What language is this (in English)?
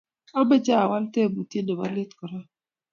Kalenjin